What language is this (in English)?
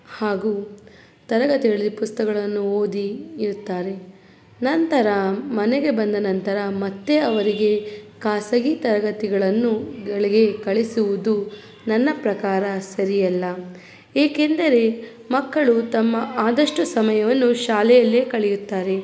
Kannada